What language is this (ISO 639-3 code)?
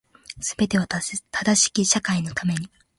jpn